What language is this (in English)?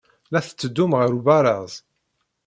Kabyle